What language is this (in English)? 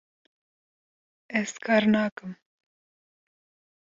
Kurdish